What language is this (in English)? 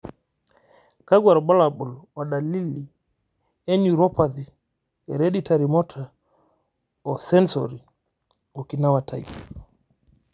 Masai